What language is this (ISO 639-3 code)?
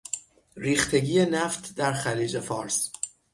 fas